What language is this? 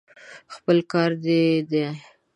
Pashto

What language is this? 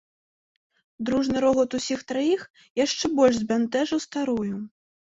Belarusian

